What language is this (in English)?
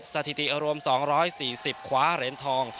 Thai